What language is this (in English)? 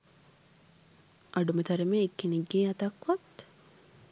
Sinhala